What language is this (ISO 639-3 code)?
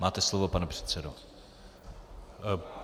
ces